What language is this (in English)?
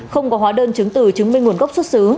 Vietnamese